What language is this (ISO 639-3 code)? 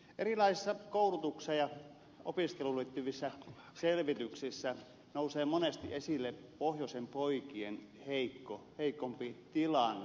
fin